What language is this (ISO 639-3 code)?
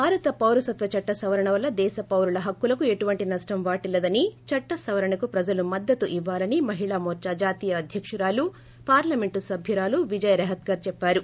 tel